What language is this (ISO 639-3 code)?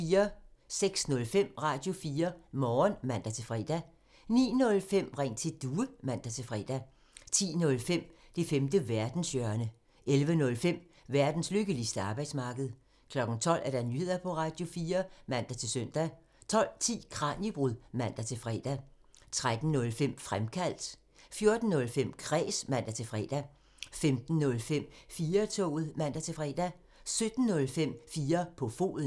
dan